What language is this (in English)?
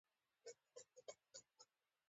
Pashto